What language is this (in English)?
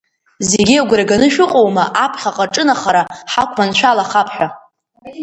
Abkhazian